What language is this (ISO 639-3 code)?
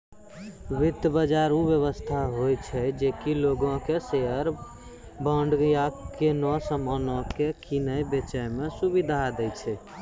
mai